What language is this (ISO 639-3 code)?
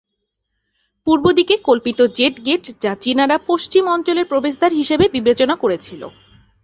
ben